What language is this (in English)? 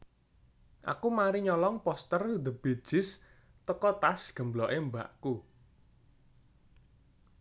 Javanese